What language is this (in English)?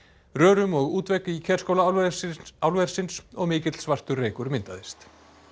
Icelandic